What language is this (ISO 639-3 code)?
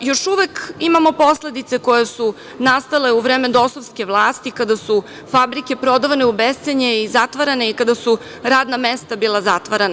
srp